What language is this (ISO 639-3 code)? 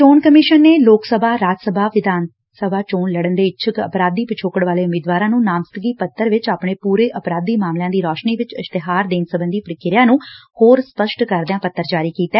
pan